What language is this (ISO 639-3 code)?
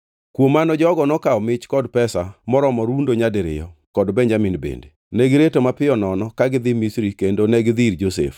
luo